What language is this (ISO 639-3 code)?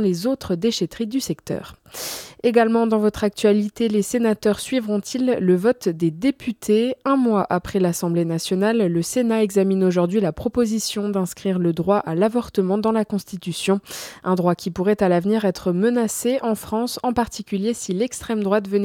fra